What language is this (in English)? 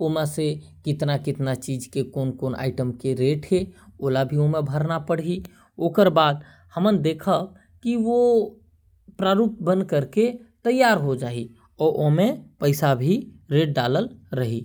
Korwa